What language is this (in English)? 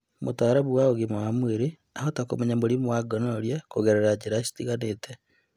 Kikuyu